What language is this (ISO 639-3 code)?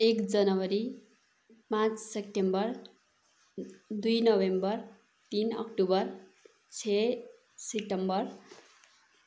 nep